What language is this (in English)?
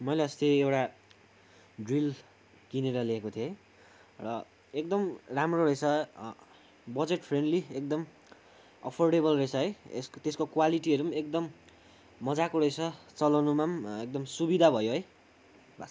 Nepali